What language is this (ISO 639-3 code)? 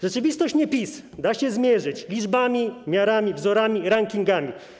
pol